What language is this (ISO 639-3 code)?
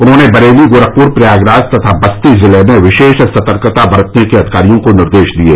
hin